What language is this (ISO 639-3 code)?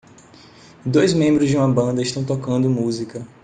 por